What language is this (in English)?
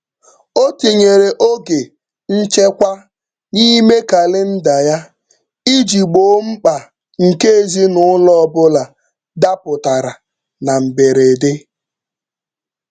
Igbo